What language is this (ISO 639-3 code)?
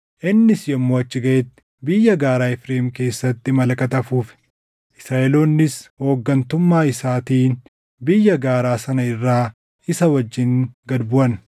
orm